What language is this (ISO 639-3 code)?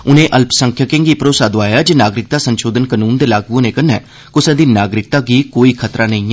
doi